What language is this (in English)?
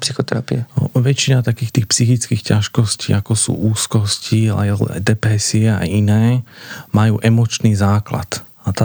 Slovak